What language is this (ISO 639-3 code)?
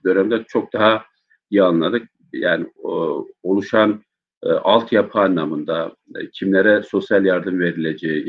tur